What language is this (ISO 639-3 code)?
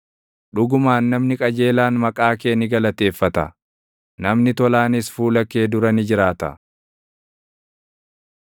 orm